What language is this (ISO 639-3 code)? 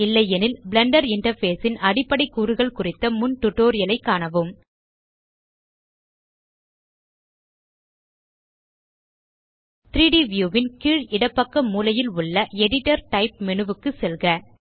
tam